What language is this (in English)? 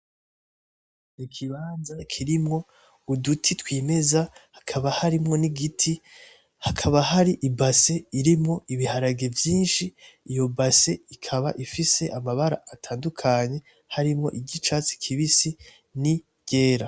Rundi